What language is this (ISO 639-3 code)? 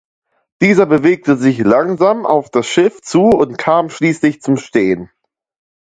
deu